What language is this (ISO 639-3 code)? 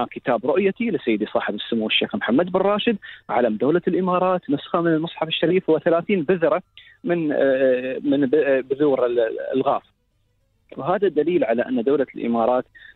ara